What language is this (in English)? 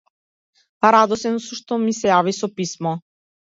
Macedonian